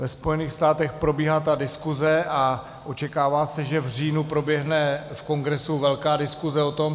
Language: Czech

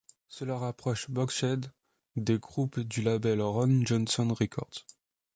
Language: French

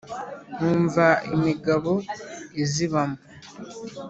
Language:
Kinyarwanda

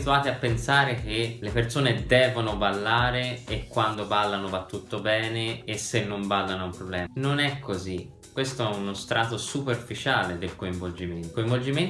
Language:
Italian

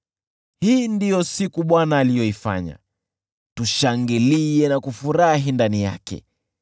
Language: Swahili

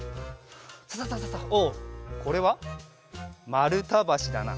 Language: Japanese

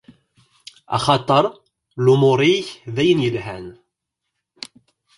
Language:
Kabyle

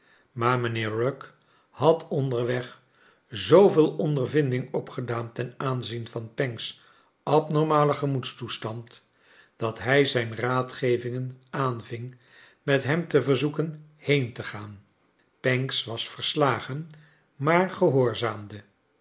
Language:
Dutch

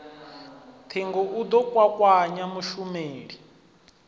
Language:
Venda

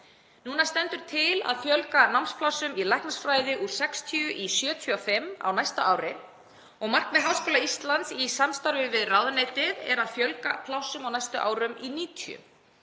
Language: Icelandic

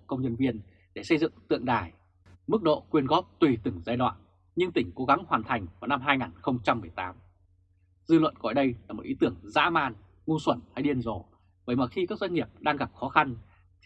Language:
Vietnamese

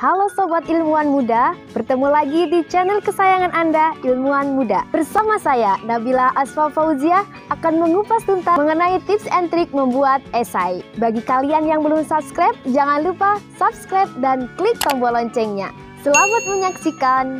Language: Indonesian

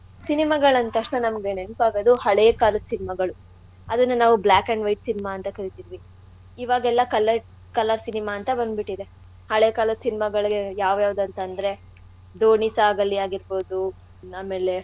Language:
Kannada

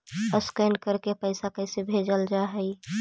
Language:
Magahi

